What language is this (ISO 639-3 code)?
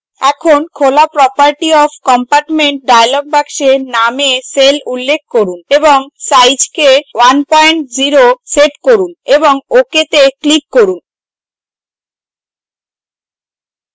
ben